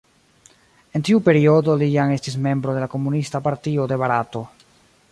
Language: Esperanto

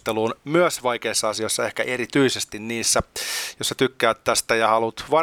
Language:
Finnish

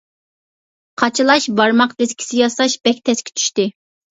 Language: Uyghur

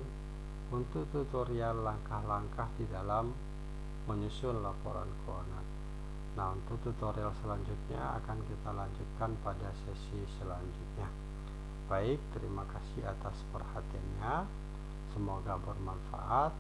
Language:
Indonesian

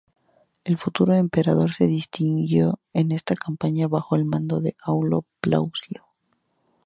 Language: Spanish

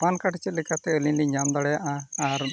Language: Santali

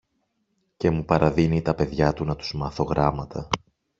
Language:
Greek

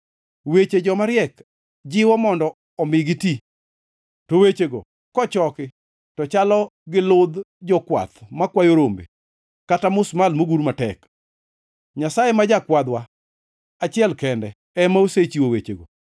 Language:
Luo (Kenya and Tanzania)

